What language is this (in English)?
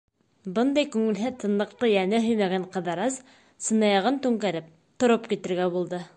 Bashkir